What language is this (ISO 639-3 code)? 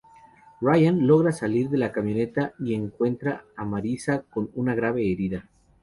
spa